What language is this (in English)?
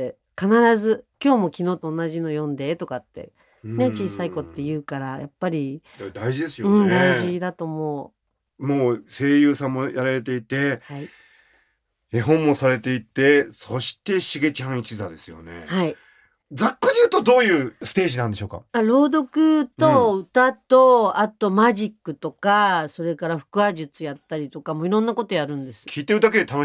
Japanese